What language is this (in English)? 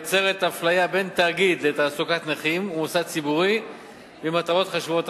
Hebrew